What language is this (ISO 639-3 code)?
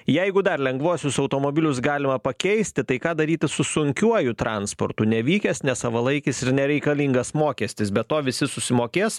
lit